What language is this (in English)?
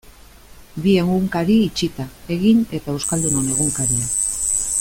Basque